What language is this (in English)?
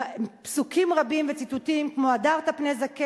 Hebrew